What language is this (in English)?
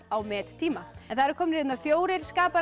Icelandic